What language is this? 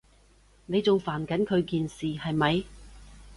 Cantonese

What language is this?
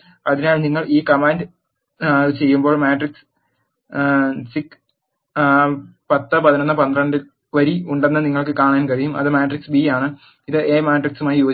Malayalam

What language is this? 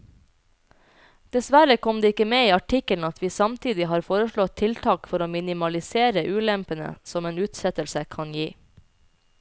Norwegian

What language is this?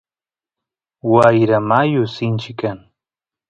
Santiago del Estero Quichua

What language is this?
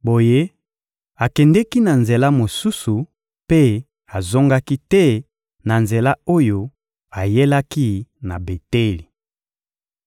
Lingala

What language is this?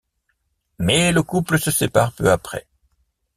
French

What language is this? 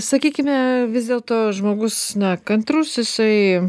Lithuanian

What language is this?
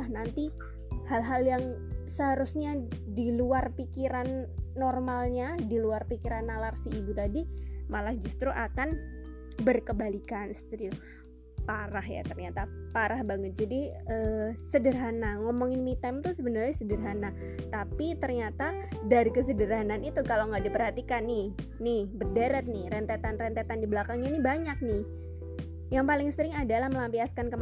Indonesian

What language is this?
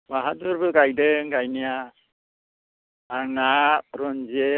Bodo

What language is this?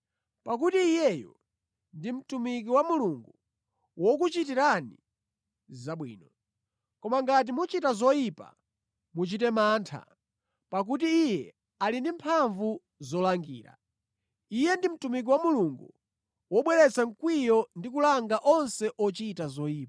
Nyanja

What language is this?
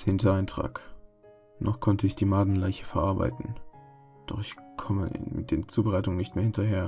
German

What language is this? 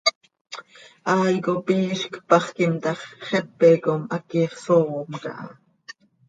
Seri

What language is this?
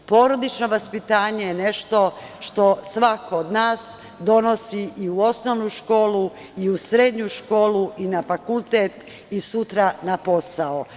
Serbian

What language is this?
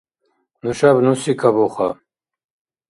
Dargwa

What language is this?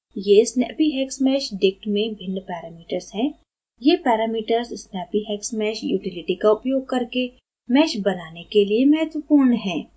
Hindi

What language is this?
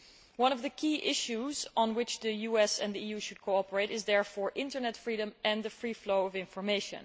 English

